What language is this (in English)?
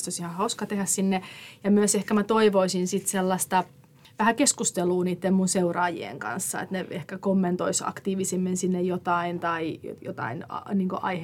Finnish